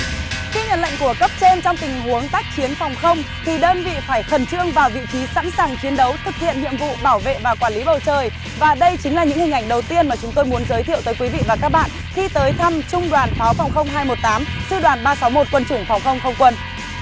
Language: Vietnamese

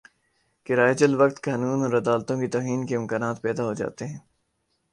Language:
Urdu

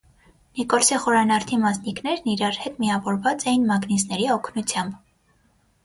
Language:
Armenian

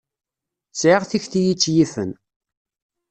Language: Kabyle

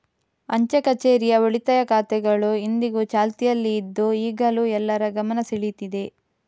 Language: Kannada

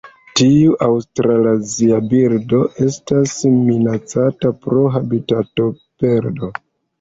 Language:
Esperanto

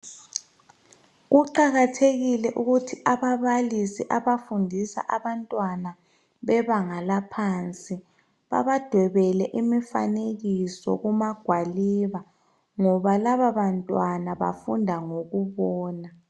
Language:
North Ndebele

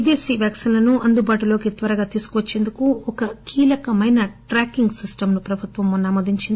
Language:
Telugu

